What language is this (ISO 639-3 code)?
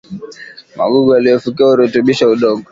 swa